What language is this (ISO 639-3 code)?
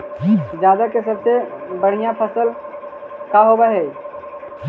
mag